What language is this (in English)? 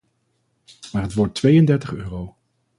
Dutch